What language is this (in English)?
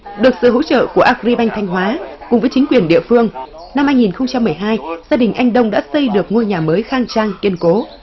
Vietnamese